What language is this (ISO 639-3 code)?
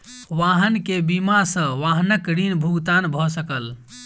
mai